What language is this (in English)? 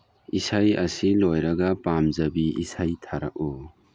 Manipuri